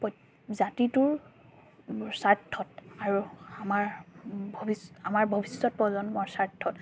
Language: Assamese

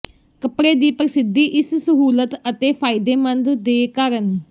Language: Punjabi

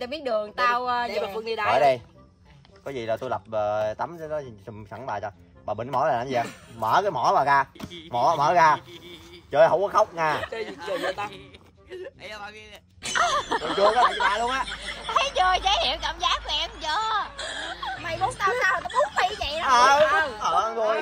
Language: Vietnamese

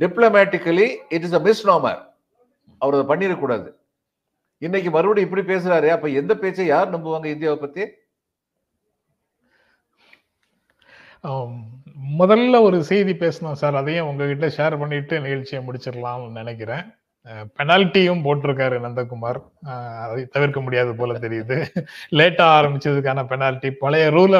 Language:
Tamil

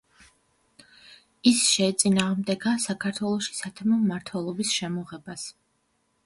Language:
Georgian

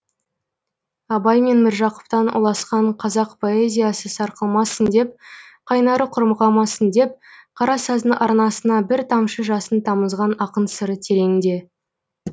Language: Kazakh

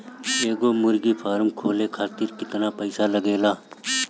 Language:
Bhojpuri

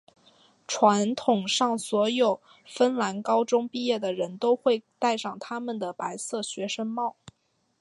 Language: Chinese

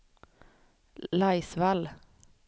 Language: Swedish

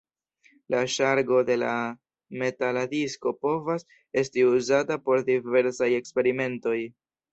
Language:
Esperanto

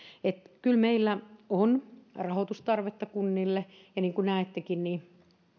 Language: Finnish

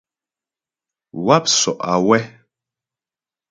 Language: Ghomala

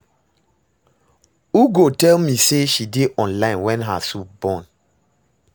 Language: Nigerian Pidgin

